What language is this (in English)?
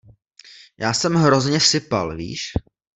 Czech